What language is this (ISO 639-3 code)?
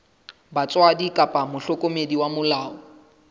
sot